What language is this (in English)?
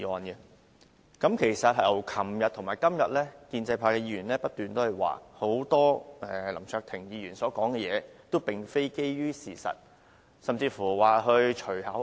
Cantonese